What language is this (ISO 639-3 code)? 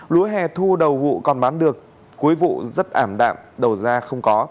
vie